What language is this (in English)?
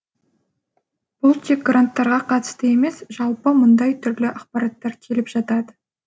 Kazakh